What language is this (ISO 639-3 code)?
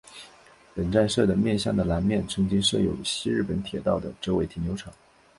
zho